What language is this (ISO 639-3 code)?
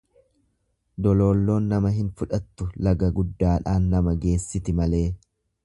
orm